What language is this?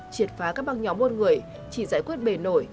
Vietnamese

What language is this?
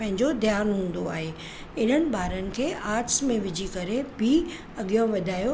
Sindhi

